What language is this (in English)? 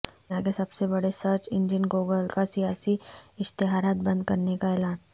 Urdu